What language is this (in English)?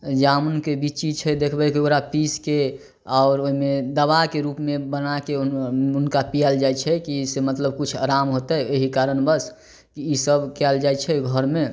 Maithili